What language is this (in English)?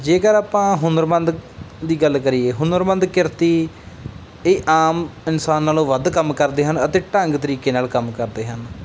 Punjabi